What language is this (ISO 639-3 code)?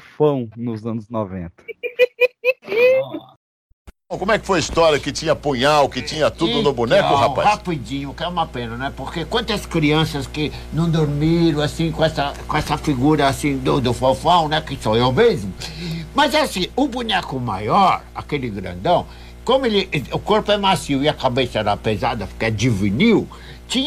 por